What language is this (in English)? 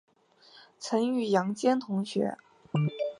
Chinese